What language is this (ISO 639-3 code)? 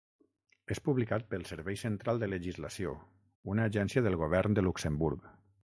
cat